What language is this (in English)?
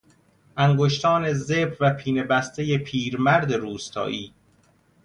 Persian